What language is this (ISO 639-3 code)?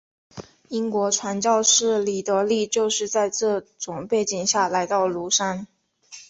zho